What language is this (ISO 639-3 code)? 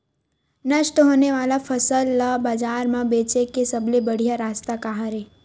hne